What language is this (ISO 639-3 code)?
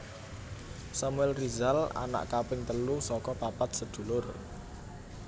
jav